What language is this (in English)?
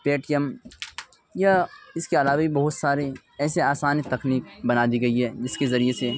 Urdu